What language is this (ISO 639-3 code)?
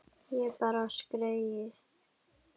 isl